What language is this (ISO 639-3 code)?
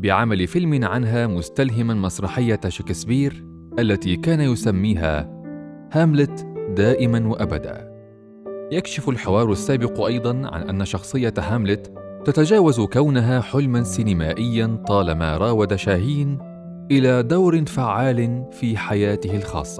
ara